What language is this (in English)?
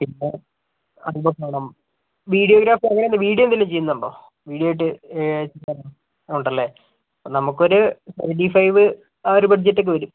Malayalam